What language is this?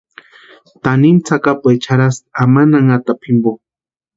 Western Highland Purepecha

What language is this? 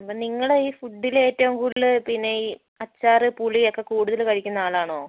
Malayalam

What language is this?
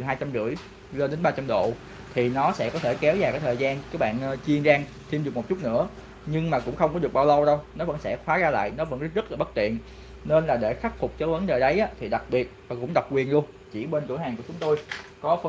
Vietnamese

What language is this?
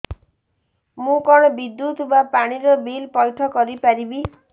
Odia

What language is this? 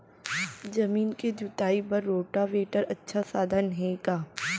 Chhattisgarhi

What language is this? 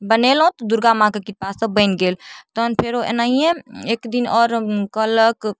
Maithili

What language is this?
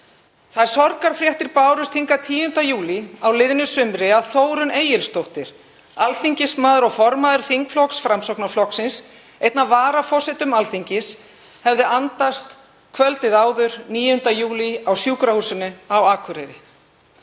Icelandic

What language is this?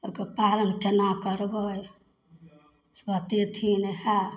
Maithili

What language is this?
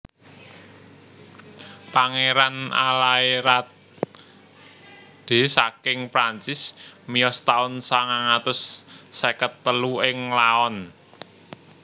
Javanese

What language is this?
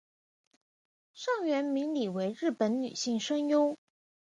Chinese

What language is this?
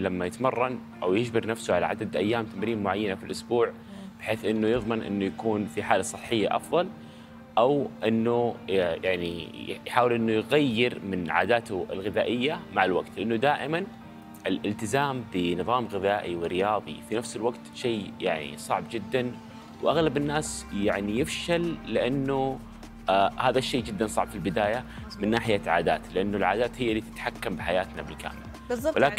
Arabic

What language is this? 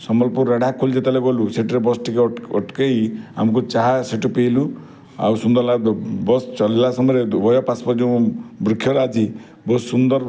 Odia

